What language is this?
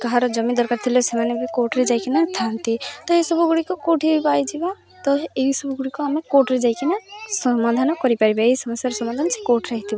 Odia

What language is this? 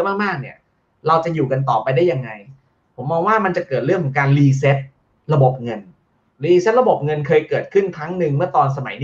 Thai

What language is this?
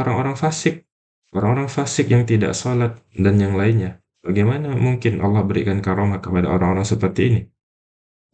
Indonesian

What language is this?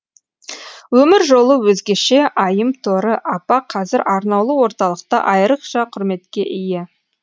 Kazakh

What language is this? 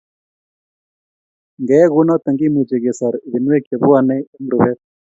Kalenjin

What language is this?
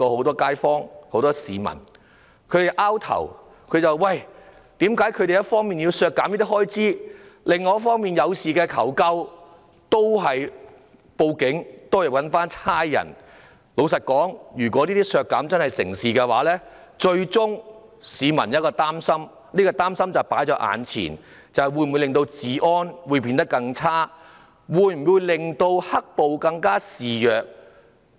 Cantonese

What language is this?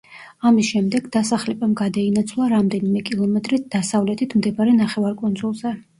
Georgian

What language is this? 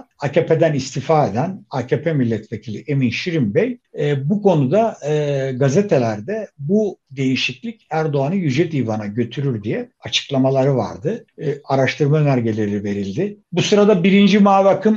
Turkish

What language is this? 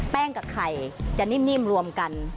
Thai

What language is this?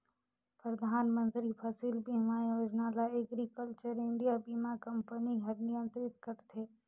Chhattisgarhi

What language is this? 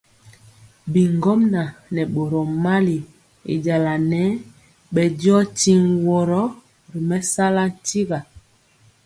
Mpiemo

